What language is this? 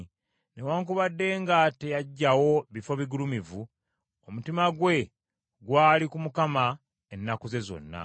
Ganda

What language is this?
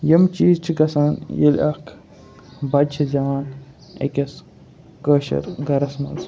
Kashmiri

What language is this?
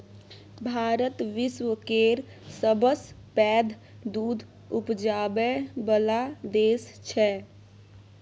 Maithili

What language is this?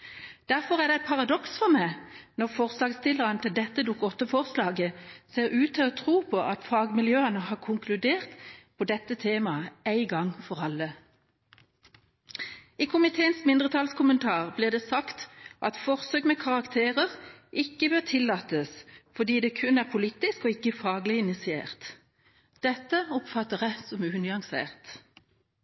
Norwegian Bokmål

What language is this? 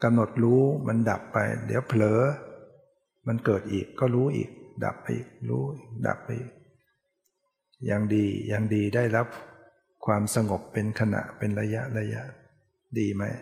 Thai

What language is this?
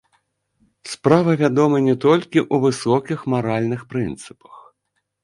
Belarusian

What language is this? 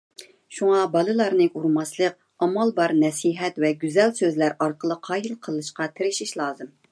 Uyghur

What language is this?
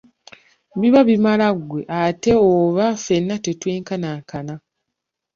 Ganda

